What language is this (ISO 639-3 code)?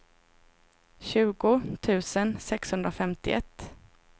swe